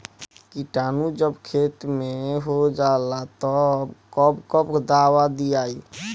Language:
Bhojpuri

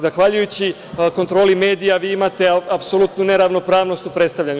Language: Serbian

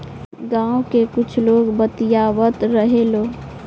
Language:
Bhojpuri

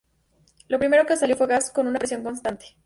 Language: Spanish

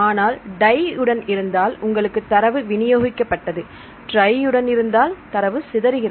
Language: Tamil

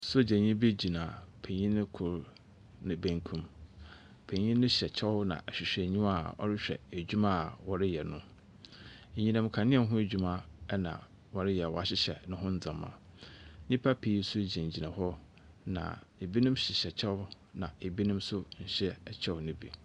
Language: Akan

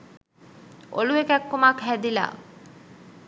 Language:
Sinhala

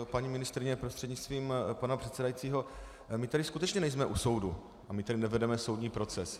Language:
Czech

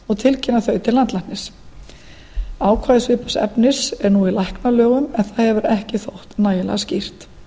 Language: Icelandic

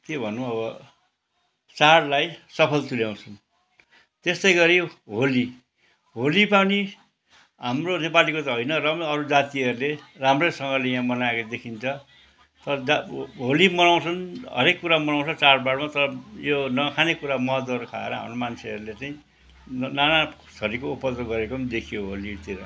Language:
Nepali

